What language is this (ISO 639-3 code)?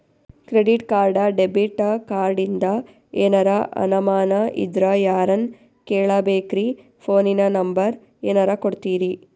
kan